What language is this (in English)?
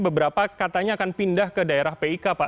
Indonesian